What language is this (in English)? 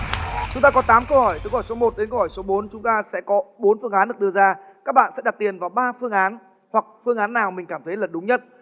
Vietnamese